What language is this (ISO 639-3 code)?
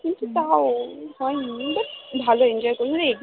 ben